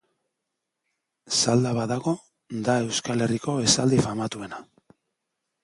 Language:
Basque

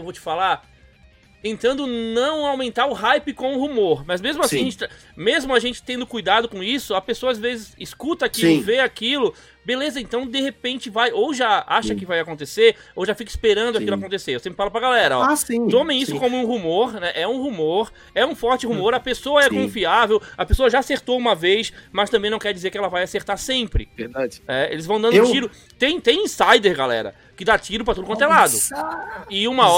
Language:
Portuguese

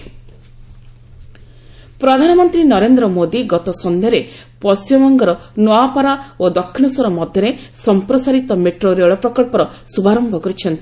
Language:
Odia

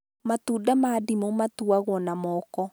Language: Kikuyu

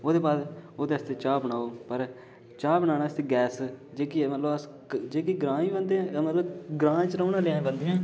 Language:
Dogri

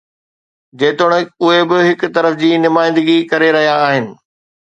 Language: Sindhi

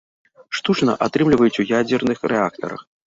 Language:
Belarusian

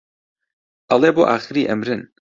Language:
Central Kurdish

